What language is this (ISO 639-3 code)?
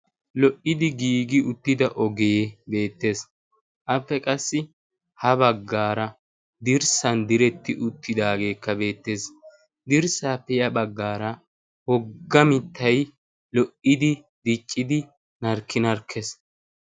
wal